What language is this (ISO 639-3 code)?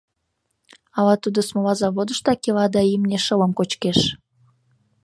chm